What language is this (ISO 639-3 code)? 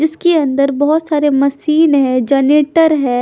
hin